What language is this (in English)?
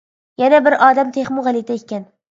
Uyghur